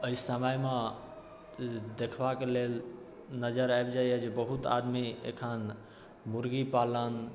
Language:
Maithili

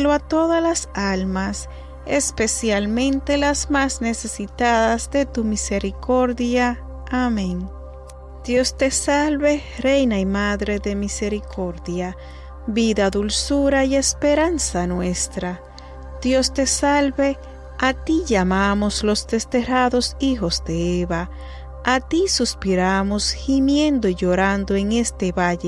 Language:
Spanish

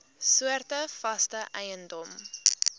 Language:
Afrikaans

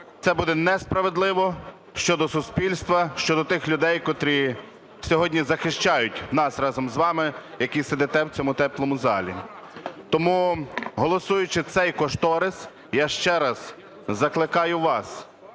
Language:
Ukrainian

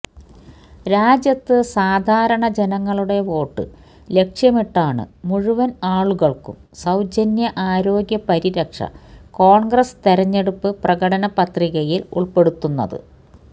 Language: Malayalam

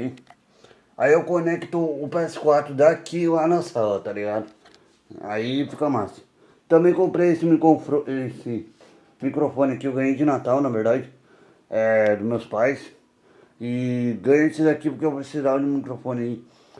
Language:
Portuguese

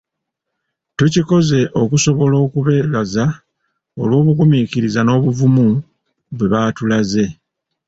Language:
Ganda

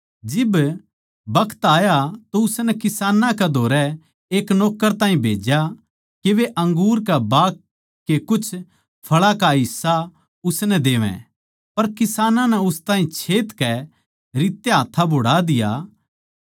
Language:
Haryanvi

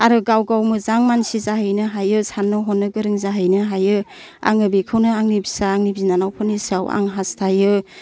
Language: Bodo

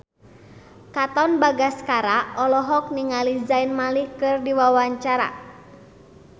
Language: Sundanese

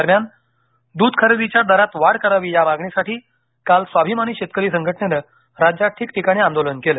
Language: Marathi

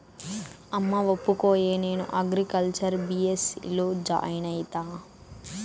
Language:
Telugu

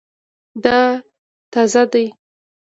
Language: Pashto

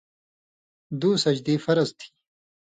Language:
Indus Kohistani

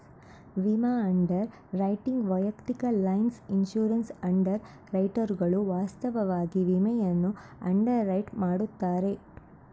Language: Kannada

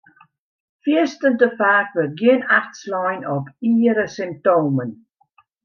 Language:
Western Frisian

